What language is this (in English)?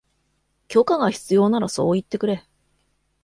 Japanese